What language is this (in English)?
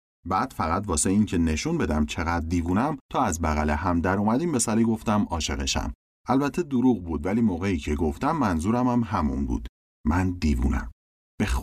Persian